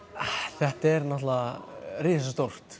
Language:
Icelandic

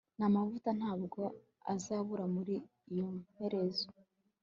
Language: Kinyarwanda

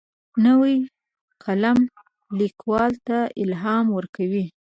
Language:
Pashto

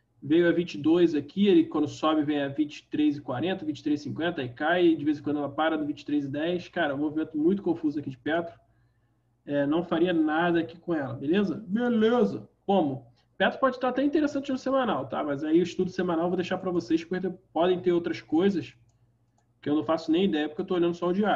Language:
Portuguese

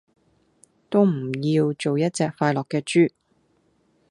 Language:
Cantonese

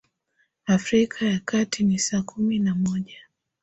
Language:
Swahili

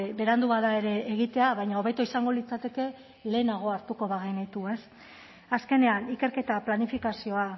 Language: Basque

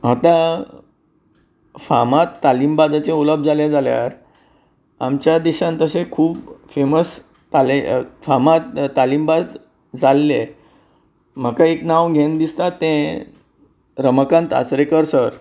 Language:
Konkani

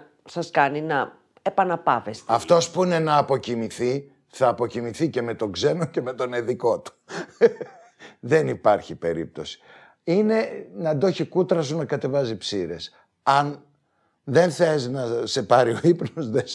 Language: Greek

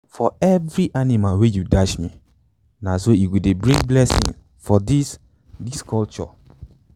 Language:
Nigerian Pidgin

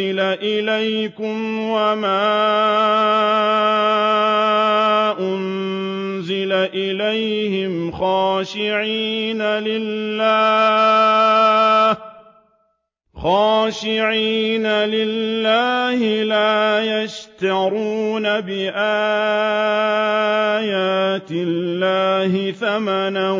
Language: Arabic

